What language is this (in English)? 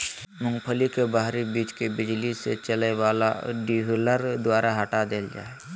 Magahi